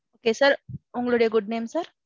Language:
Tamil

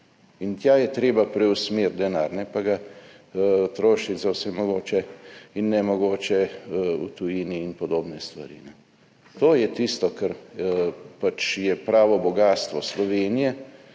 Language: Slovenian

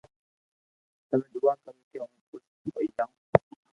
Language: Loarki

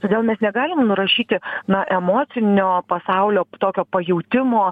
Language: Lithuanian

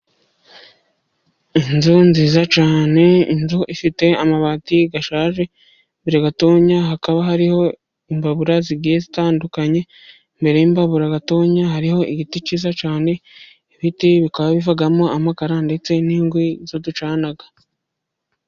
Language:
Kinyarwanda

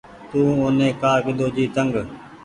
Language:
Goaria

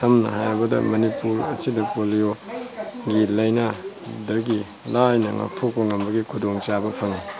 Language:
Manipuri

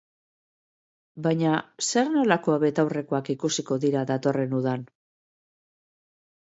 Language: Basque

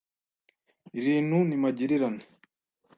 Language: Kinyarwanda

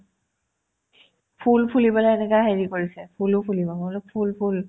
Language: Assamese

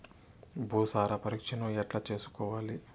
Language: Telugu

